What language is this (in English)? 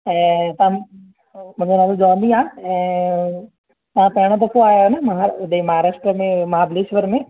Sindhi